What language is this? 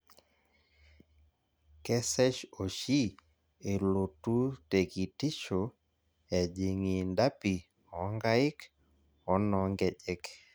Masai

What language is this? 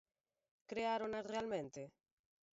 Galician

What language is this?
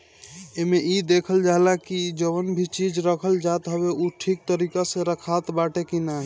Bhojpuri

